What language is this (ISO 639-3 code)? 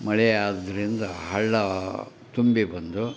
kan